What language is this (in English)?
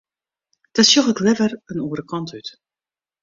Western Frisian